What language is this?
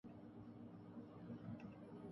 Urdu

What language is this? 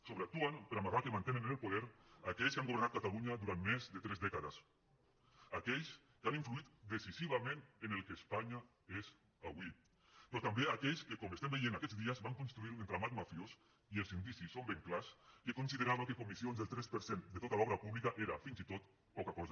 Catalan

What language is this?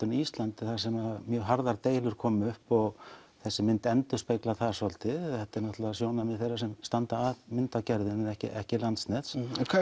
Icelandic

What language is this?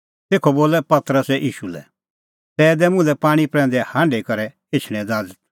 Kullu Pahari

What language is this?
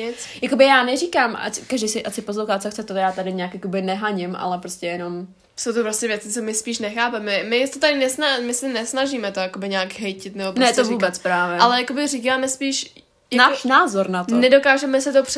Czech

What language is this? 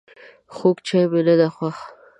Pashto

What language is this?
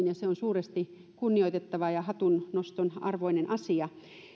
Finnish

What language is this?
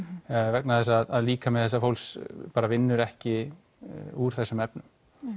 Icelandic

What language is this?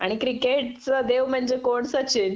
Marathi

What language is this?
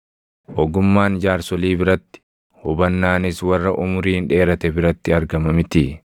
Oromo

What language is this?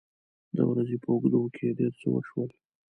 Pashto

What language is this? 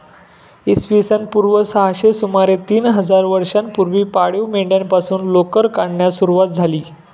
Marathi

